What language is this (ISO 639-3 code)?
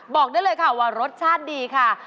tha